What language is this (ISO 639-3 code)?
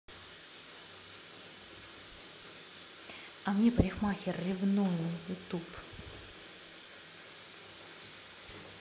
rus